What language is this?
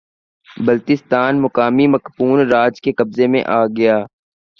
Urdu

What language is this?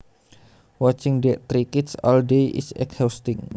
Javanese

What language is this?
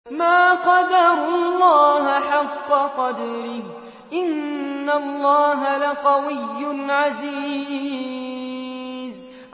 Arabic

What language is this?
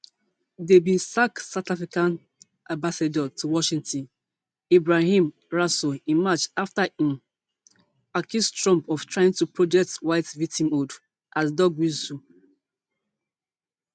Nigerian Pidgin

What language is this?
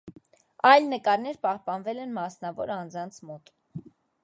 Armenian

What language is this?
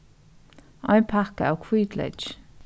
Faroese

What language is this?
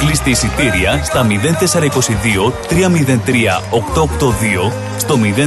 Greek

